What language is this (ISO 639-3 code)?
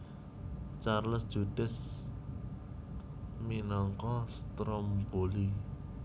jav